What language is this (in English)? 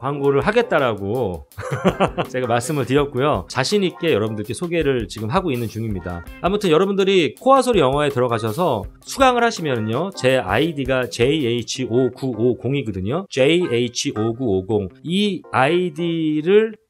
Korean